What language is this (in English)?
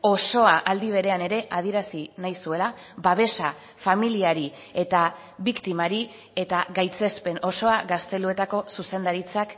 Basque